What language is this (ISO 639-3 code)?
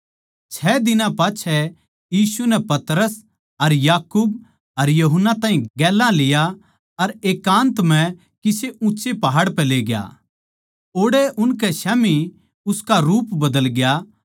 bgc